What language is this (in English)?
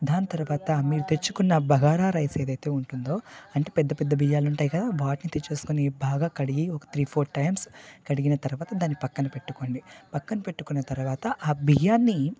Telugu